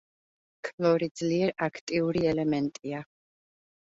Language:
Georgian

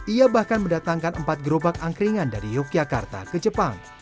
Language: Indonesian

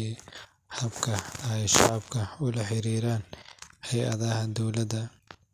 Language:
Somali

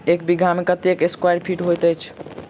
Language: Maithili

